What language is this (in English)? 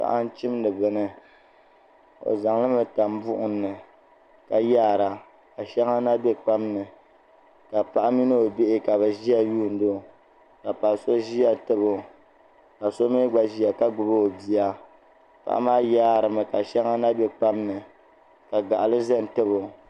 Dagbani